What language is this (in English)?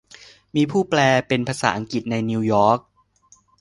Thai